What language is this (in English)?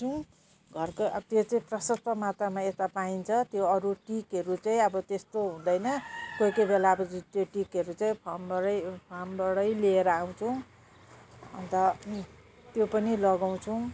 Nepali